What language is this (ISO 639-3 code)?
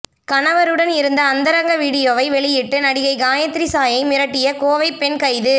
tam